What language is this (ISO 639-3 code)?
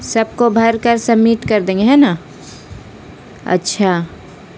urd